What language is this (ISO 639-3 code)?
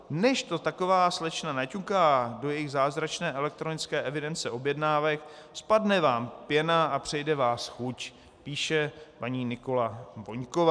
ces